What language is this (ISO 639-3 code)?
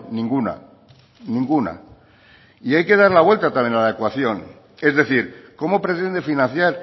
spa